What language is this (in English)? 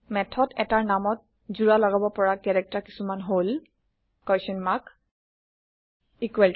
Assamese